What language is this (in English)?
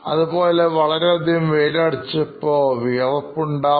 Malayalam